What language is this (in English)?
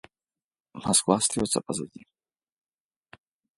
Russian